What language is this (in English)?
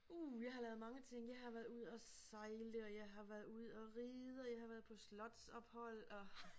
Danish